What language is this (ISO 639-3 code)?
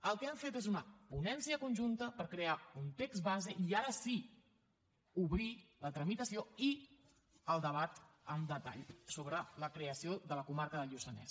cat